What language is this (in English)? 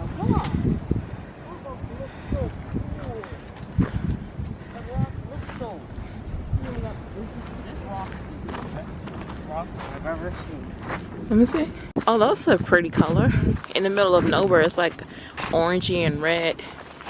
English